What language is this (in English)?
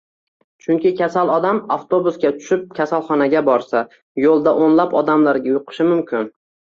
Uzbek